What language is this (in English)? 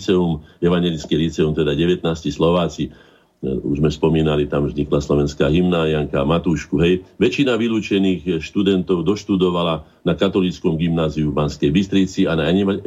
Slovak